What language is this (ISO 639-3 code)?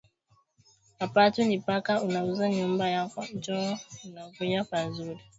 swa